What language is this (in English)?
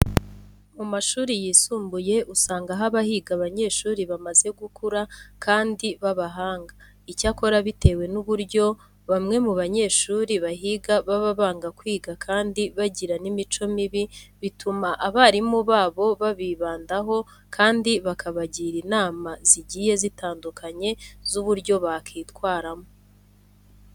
Kinyarwanda